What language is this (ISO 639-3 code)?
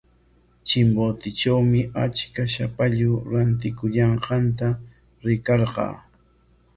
qwa